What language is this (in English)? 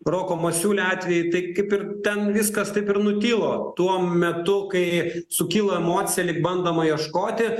Lithuanian